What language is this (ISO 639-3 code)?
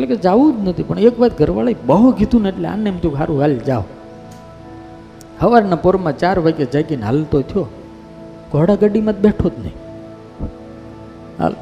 guj